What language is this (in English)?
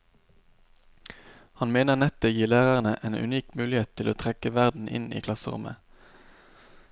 Norwegian